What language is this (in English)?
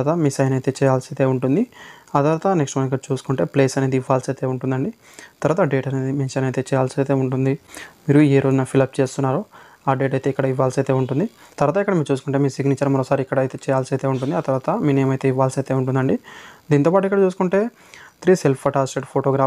Telugu